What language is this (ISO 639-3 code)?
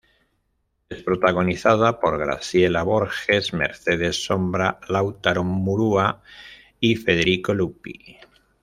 spa